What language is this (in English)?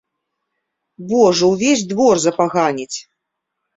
Belarusian